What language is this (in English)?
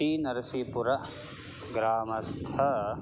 Sanskrit